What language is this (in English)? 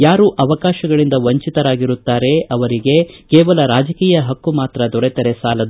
Kannada